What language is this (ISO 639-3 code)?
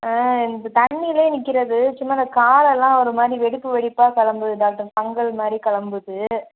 tam